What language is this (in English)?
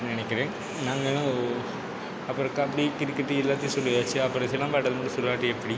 Tamil